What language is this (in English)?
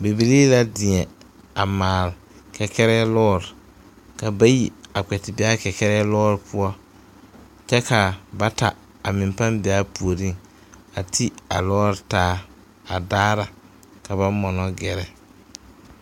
Southern Dagaare